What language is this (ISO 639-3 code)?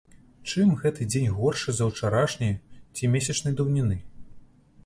bel